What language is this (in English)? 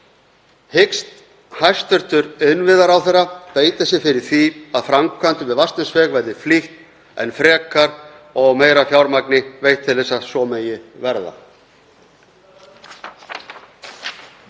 Icelandic